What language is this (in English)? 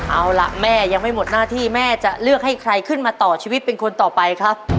Thai